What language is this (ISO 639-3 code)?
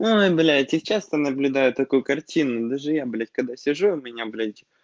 rus